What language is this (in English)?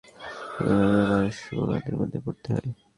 Bangla